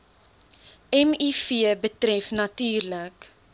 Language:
Afrikaans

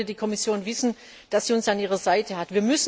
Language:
German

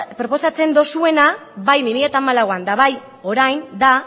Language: Basque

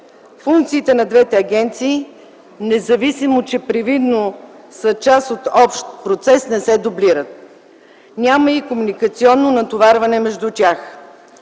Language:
Bulgarian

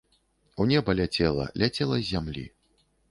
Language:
Belarusian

